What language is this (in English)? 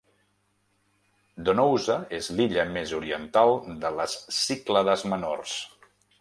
Catalan